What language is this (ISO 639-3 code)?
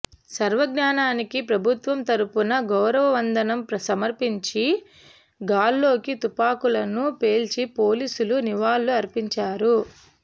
tel